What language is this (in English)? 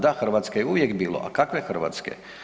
Croatian